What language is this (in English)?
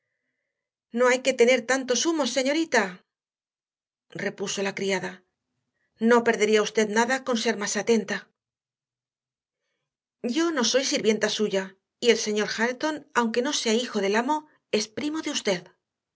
Spanish